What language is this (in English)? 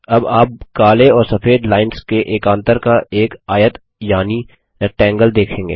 Hindi